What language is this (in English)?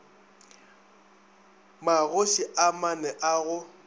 Northern Sotho